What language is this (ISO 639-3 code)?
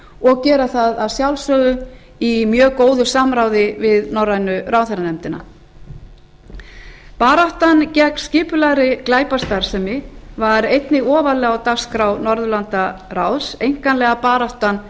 isl